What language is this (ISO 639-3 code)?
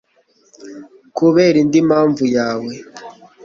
kin